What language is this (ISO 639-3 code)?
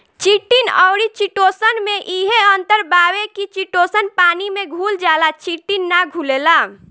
bho